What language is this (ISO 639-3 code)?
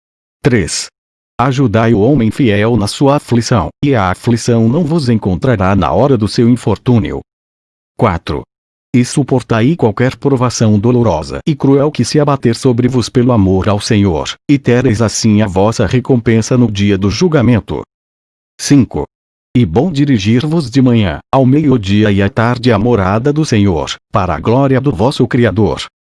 por